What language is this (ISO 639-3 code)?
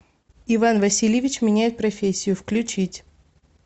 rus